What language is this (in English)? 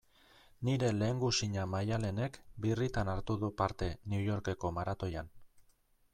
Basque